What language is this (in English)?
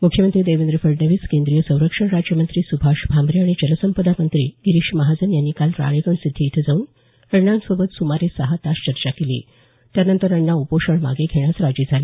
Marathi